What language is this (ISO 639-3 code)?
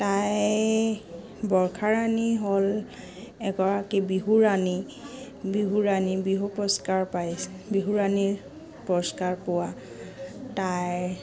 asm